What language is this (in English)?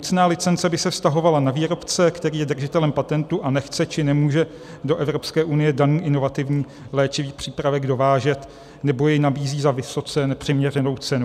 Czech